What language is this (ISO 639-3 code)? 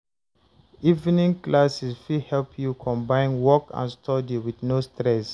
pcm